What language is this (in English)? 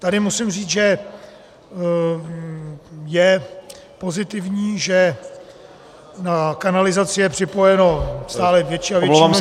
Czech